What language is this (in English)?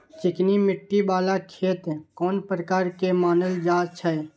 Maithili